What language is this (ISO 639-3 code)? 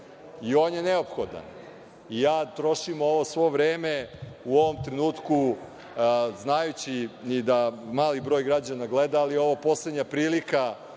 srp